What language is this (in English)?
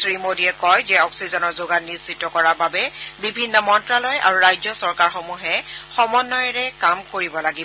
Assamese